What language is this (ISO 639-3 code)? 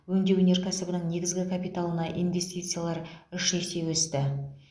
kaz